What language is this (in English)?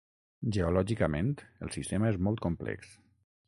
Catalan